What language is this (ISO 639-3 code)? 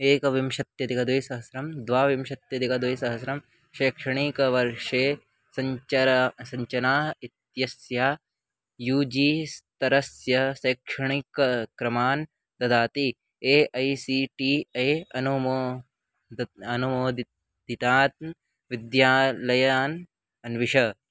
san